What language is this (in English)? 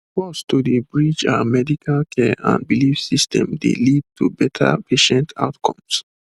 Nigerian Pidgin